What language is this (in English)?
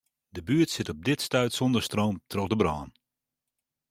Western Frisian